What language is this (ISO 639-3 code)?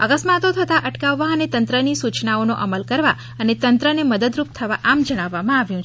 guj